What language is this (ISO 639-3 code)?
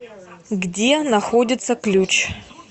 rus